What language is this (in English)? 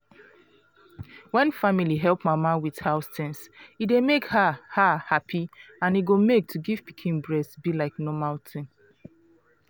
Nigerian Pidgin